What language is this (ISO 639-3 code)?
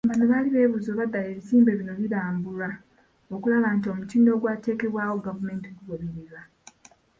lug